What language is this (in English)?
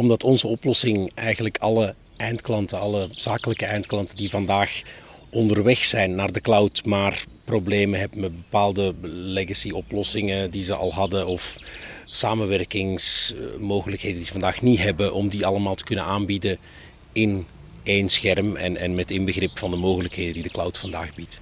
Dutch